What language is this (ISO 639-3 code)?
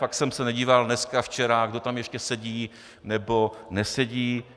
ces